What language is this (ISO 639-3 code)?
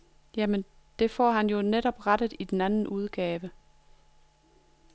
dan